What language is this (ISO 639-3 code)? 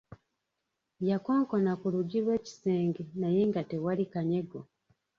lug